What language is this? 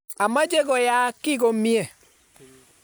Kalenjin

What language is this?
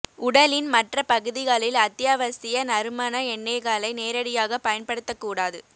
Tamil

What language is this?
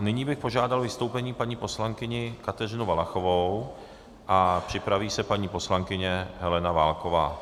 Czech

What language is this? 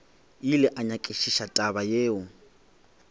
Northern Sotho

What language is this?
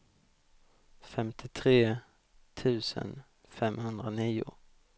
Swedish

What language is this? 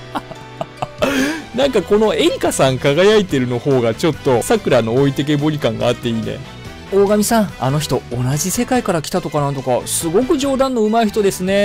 Japanese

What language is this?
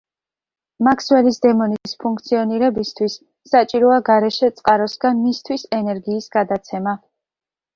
Georgian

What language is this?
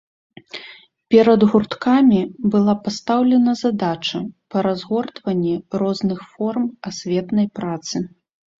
Belarusian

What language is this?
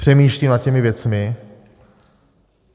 Czech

